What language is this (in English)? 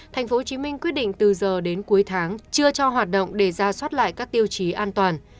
Vietnamese